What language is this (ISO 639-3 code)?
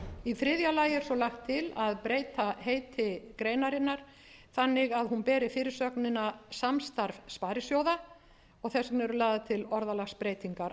isl